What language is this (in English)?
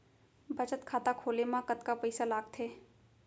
Chhattisgarhi